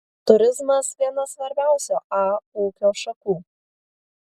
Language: Lithuanian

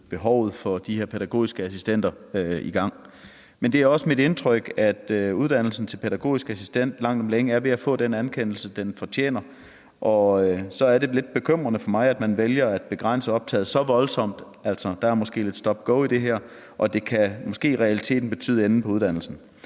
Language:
Danish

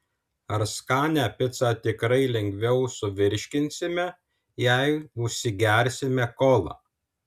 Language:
Lithuanian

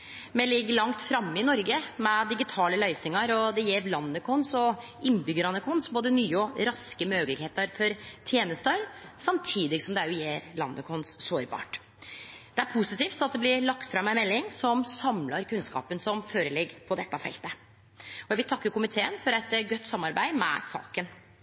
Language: Norwegian Nynorsk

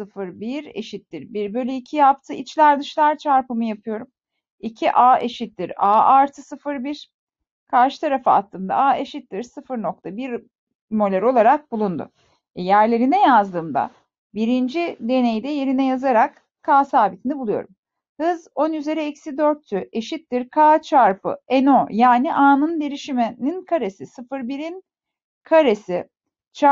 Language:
Turkish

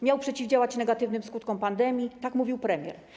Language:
Polish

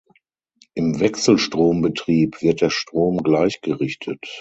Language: German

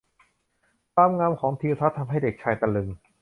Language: Thai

